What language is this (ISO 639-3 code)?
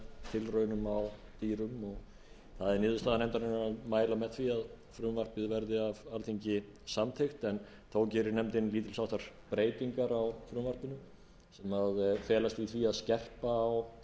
isl